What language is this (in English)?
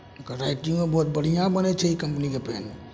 Maithili